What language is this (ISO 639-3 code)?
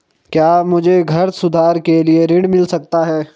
hin